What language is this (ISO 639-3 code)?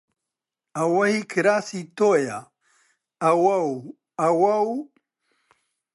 ckb